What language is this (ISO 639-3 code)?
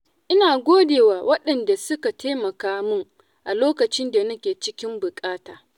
hau